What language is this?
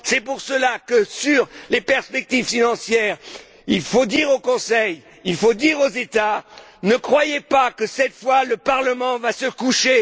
French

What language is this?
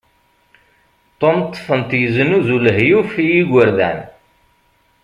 Kabyle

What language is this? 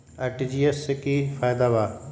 Magahi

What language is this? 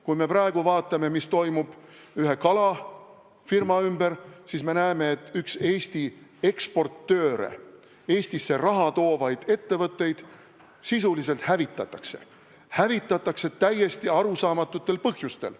Estonian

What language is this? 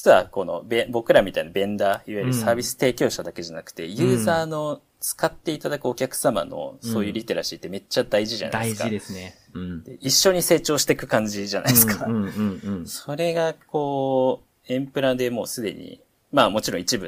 Japanese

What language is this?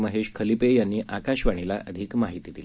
Marathi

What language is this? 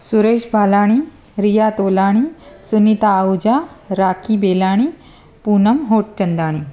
Sindhi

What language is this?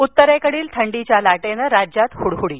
Marathi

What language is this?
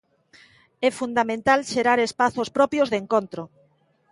Galician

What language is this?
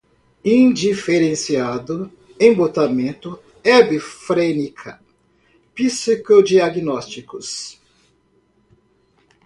Portuguese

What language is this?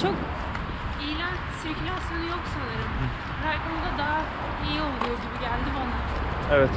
Turkish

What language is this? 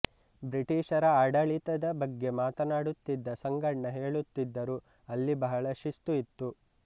Kannada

